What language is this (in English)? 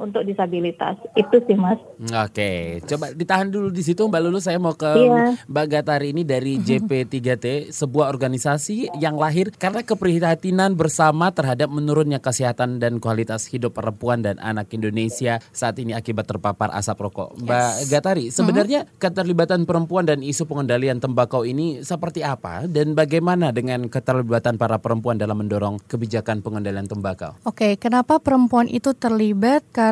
Indonesian